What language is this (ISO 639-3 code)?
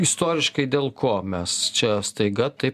lit